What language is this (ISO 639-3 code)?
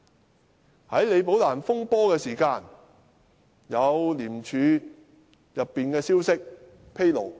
yue